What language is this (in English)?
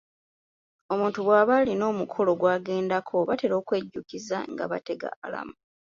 Ganda